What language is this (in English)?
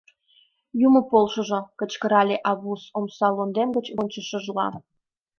Mari